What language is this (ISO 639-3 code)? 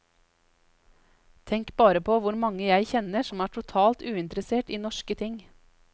nor